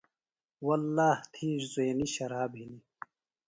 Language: Phalura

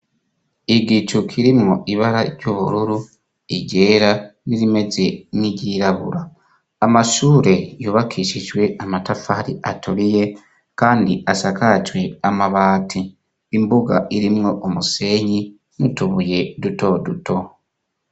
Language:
Rundi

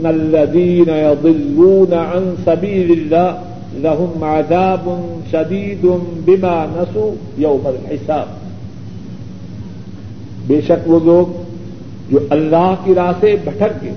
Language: Urdu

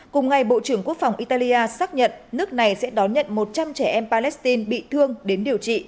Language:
Vietnamese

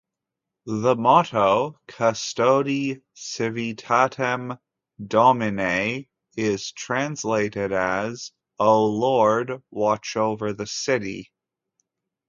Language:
English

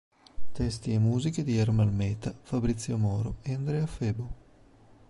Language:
Italian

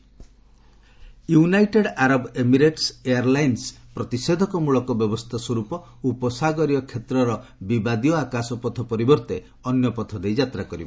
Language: Odia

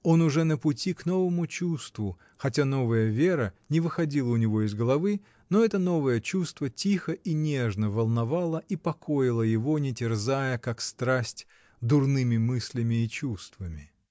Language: Russian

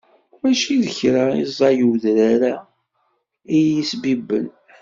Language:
Kabyle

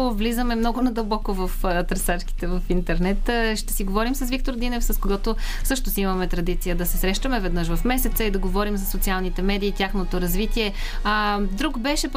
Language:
Bulgarian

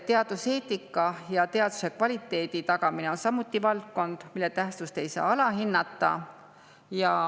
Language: Estonian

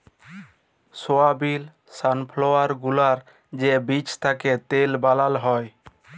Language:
Bangla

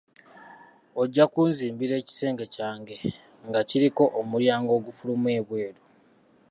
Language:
Ganda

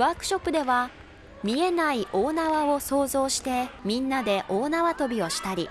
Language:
Japanese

